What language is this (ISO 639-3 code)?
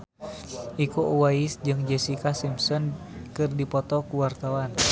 sun